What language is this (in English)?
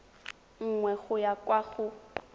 Tswana